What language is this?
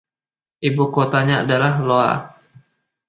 Indonesian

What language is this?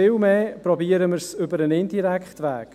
Swiss German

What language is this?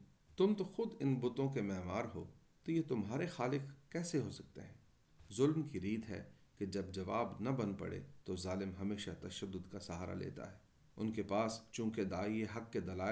Urdu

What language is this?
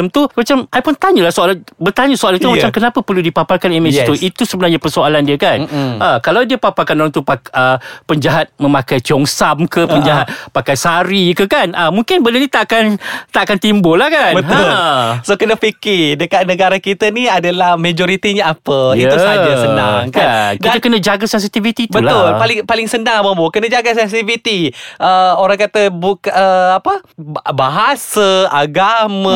Malay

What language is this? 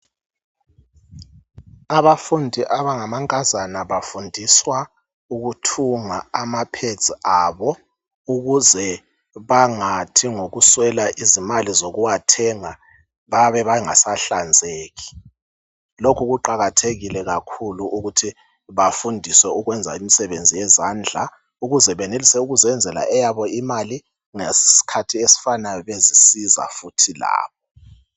North Ndebele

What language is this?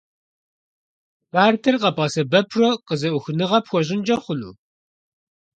Kabardian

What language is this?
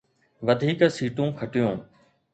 Sindhi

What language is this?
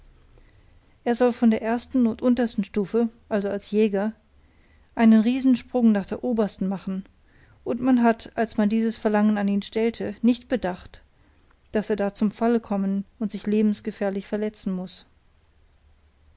German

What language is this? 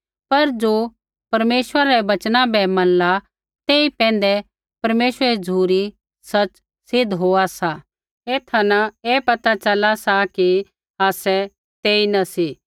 Kullu Pahari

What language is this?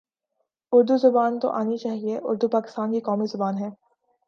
Urdu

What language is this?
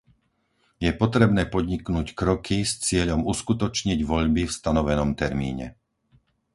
Slovak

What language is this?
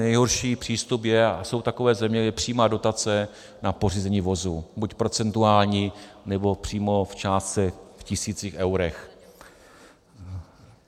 Czech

